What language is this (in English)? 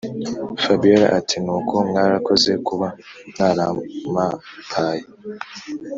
Kinyarwanda